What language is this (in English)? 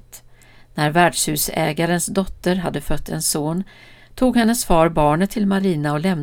Swedish